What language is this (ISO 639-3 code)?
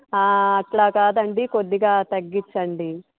tel